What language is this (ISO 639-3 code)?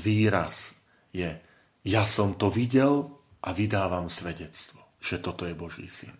slk